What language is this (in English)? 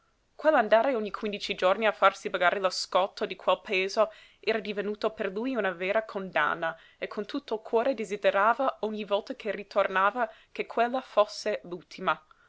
Italian